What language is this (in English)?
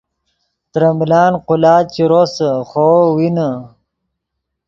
Yidgha